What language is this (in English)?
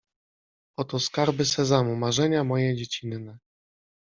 Polish